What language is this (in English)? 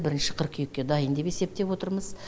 Kazakh